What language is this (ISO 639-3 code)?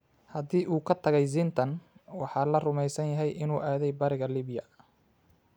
som